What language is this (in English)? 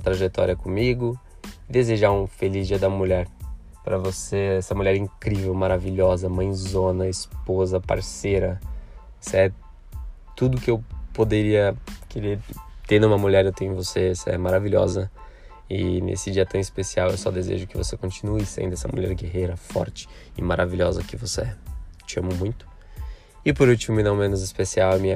Portuguese